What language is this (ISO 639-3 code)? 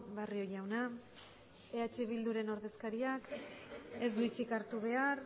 eus